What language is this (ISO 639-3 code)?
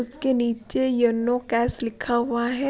hin